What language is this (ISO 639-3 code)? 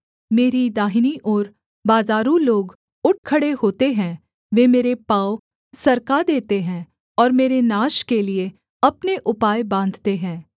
hin